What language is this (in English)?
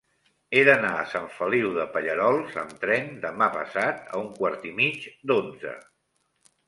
Catalan